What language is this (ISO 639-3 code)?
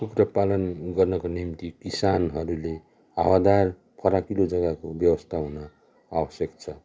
nep